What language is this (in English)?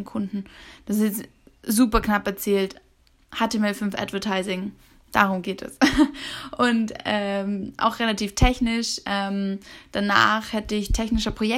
German